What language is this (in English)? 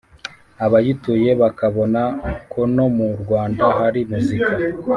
Kinyarwanda